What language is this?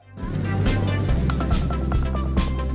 Indonesian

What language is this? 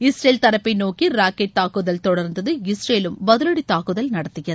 Tamil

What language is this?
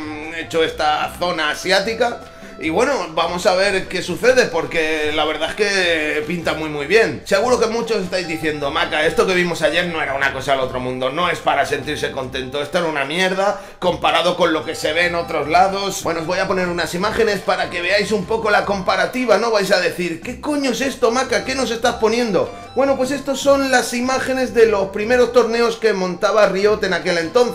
Spanish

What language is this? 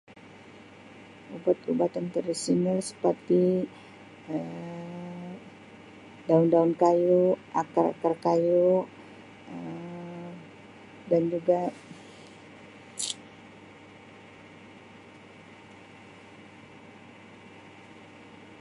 Sabah Malay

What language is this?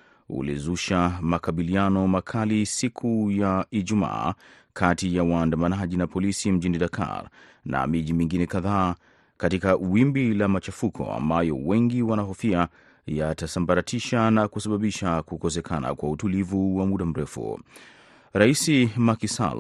Swahili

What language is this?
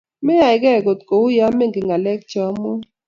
Kalenjin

